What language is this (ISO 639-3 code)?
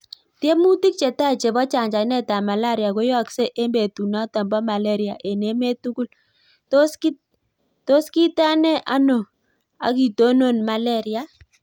kln